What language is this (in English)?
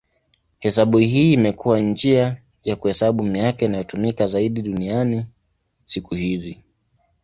Swahili